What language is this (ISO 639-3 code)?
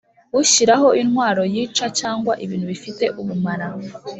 kin